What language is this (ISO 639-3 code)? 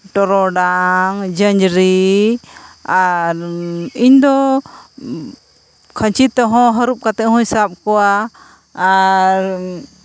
sat